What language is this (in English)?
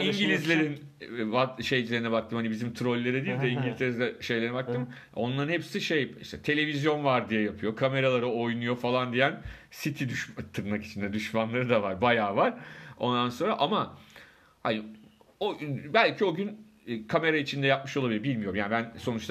Turkish